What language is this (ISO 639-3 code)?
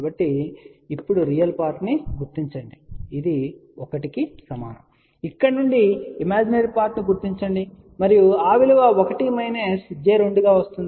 tel